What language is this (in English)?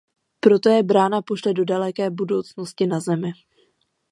Czech